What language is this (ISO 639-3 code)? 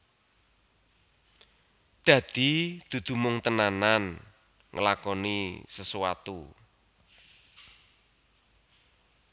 jav